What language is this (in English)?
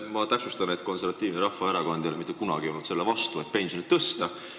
Estonian